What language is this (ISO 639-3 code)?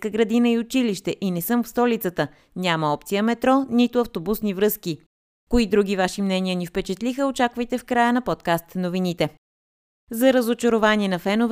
bul